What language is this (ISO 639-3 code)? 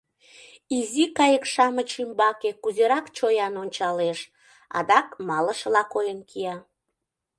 chm